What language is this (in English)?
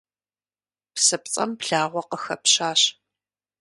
Kabardian